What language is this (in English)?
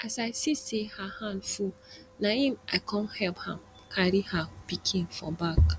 Nigerian Pidgin